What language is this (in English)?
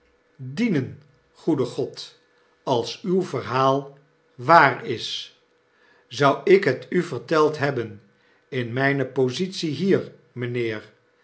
Dutch